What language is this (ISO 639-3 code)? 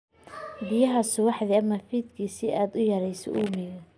som